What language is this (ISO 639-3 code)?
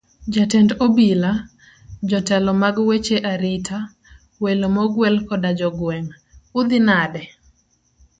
luo